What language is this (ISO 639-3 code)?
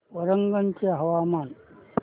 mar